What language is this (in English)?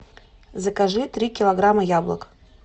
Russian